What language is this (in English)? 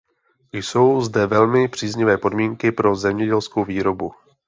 Czech